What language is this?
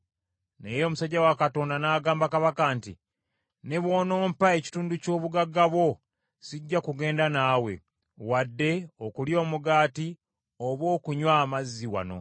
Ganda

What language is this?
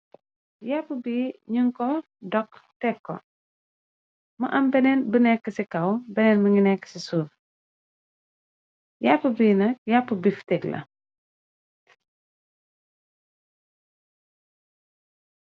Wolof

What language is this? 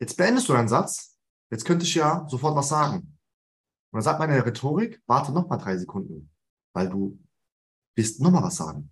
German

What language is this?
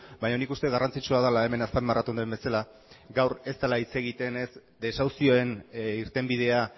Basque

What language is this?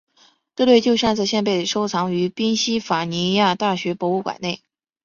Chinese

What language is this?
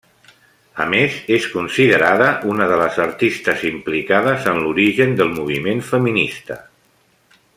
Catalan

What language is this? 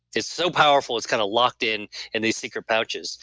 English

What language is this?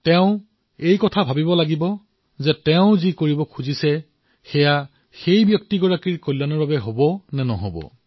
Assamese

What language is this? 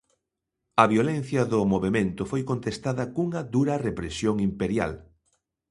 Galician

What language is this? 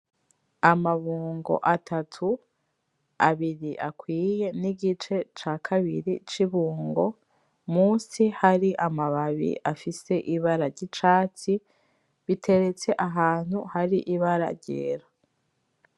Rundi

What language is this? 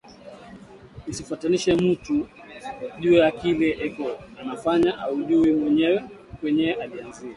Swahili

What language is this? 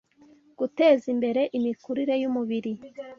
Kinyarwanda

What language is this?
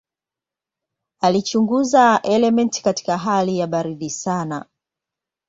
Swahili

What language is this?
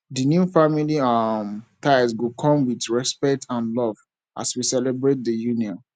Nigerian Pidgin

